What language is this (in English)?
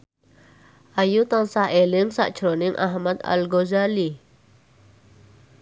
Javanese